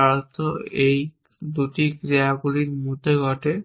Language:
Bangla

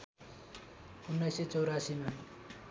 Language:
Nepali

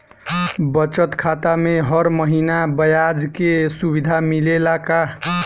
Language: Bhojpuri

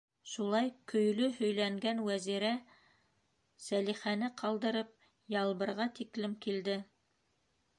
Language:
Bashkir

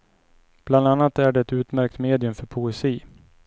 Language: Swedish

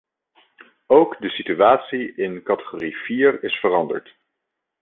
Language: Dutch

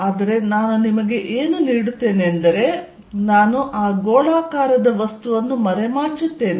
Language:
Kannada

